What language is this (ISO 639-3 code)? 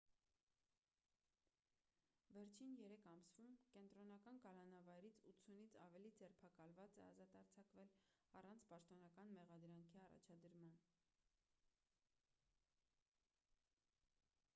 hye